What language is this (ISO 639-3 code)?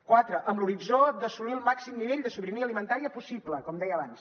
cat